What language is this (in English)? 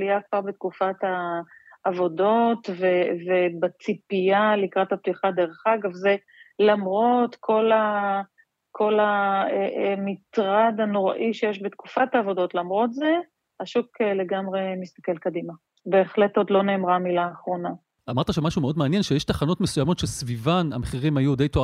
Hebrew